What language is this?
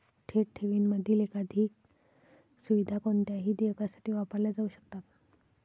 Marathi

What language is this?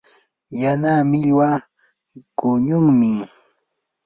Yanahuanca Pasco Quechua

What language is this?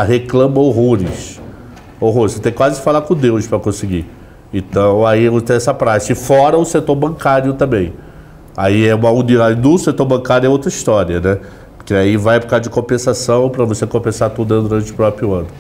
Portuguese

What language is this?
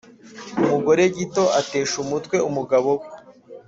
Kinyarwanda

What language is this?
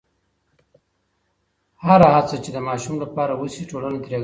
Pashto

